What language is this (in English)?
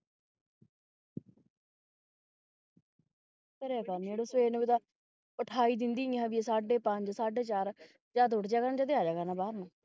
Punjabi